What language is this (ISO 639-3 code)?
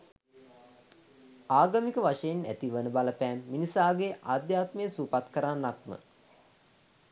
sin